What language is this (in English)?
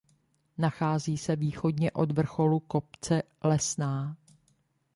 Czech